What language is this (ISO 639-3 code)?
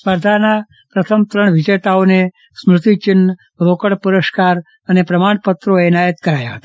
guj